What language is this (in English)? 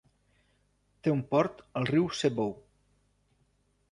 Catalan